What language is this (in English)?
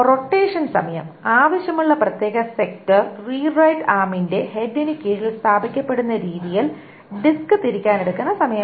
Malayalam